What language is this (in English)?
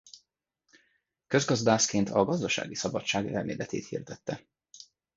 Hungarian